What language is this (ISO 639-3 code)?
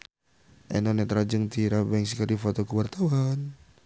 sun